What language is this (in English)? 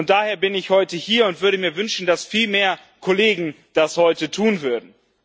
German